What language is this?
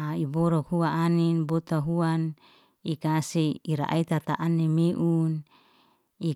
Liana-Seti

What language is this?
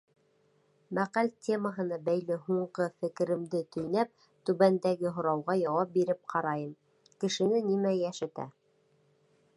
Bashkir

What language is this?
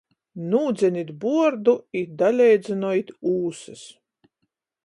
Latgalian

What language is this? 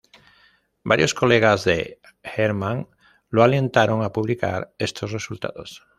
Spanish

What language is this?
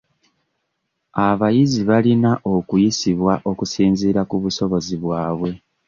Ganda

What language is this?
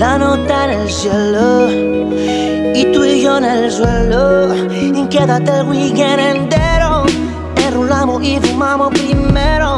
Spanish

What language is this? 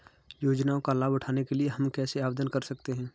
Hindi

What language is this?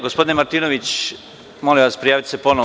Serbian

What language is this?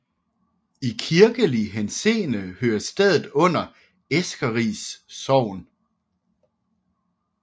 Danish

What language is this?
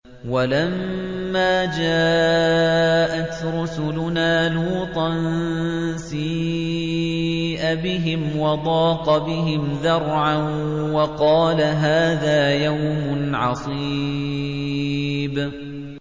Arabic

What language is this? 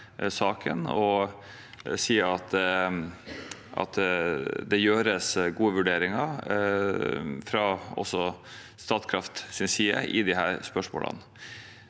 Norwegian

